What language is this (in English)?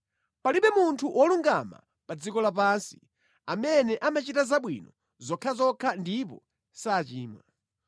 Nyanja